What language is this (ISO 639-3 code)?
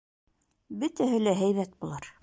bak